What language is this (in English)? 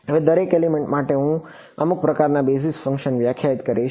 Gujarati